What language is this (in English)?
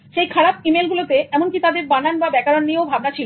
Bangla